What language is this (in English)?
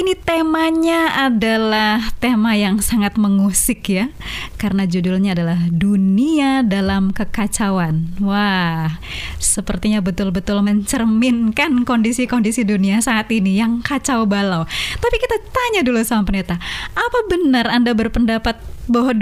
Indonesian